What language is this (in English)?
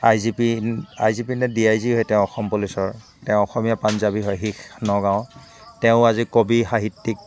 Assamese